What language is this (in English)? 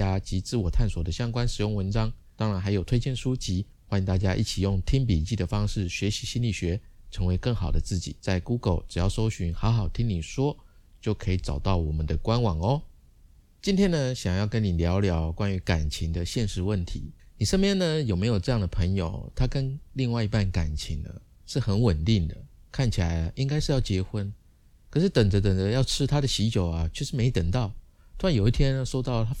Chinese